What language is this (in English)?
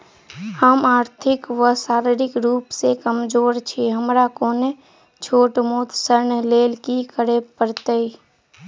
Maithili